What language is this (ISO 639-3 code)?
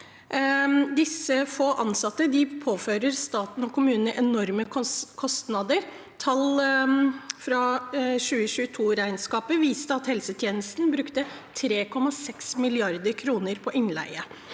nor